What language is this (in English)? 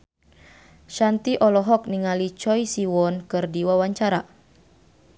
Sundanese